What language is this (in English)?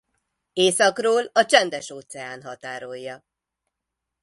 Hungarian